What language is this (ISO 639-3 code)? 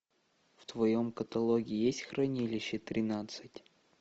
rus